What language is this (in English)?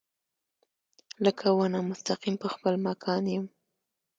Pashto